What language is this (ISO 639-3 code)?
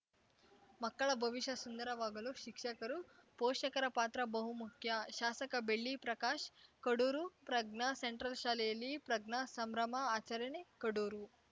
kan